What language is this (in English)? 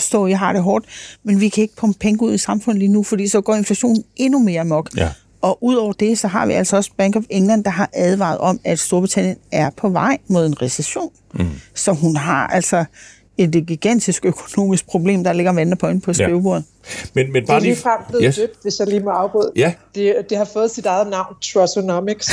Danish